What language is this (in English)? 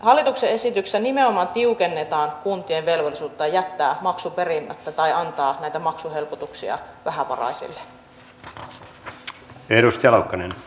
Finnish